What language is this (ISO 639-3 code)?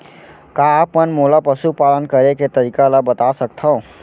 hne